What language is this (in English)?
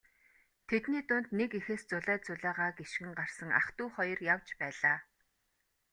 Mongolian